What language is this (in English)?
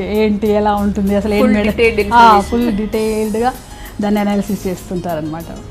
Telugu